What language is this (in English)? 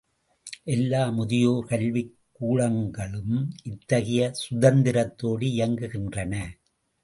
Tamil